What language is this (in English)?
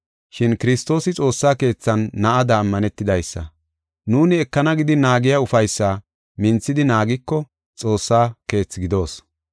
Gofa